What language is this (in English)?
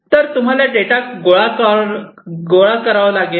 Marathi